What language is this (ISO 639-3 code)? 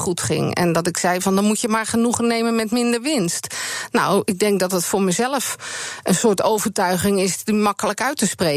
nld